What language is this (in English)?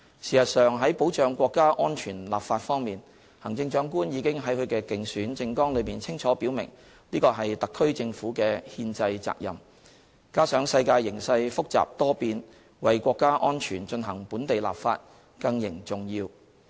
Cantonese